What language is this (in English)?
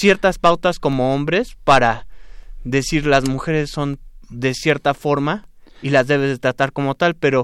Spanish